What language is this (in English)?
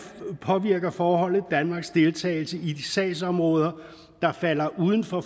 Danish